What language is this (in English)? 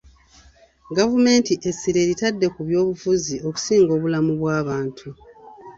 Ganda